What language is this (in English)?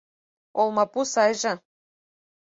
Mari